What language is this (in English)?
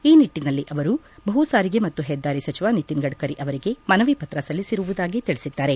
Kannada